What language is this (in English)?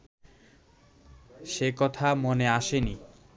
Bangla